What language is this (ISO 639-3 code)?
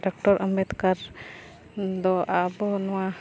sat